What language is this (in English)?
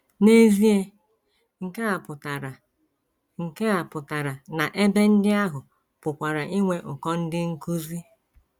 Igbo